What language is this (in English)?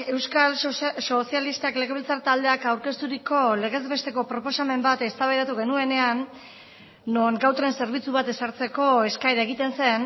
Basque